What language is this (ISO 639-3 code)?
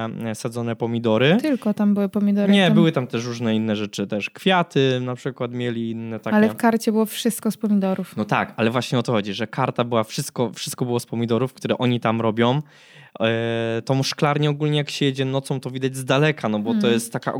pol